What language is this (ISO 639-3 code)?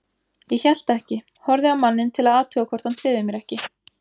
isl